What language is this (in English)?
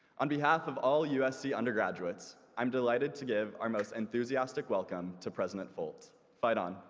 English